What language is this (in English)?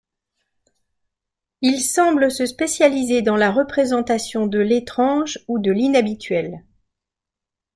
French